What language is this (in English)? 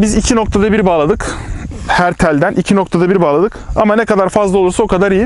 Turkish